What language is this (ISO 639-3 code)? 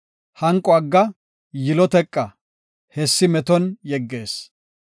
gof